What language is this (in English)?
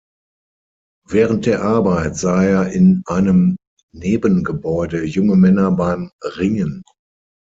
German